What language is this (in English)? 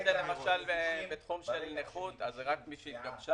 Hebrew